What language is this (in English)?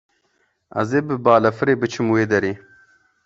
Kurdish